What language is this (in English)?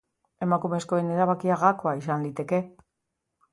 Basque